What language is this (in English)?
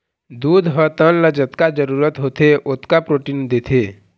Chhattisgarhi